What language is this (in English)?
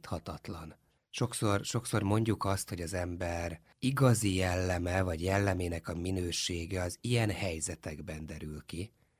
Hungarian